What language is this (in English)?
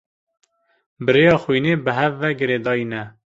Kurdish